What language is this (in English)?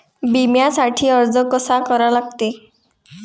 Marathi